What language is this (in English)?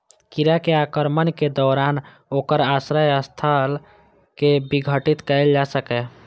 Maithili